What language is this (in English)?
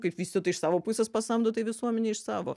Lithuanian